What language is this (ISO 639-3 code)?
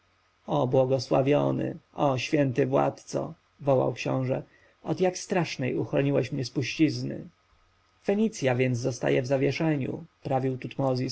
pol